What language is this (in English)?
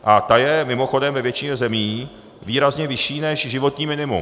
Czech